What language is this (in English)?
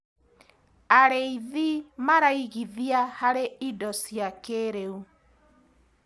Kikuyu